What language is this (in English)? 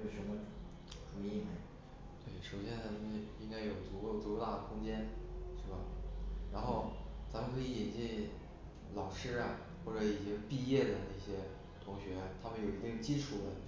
Chinese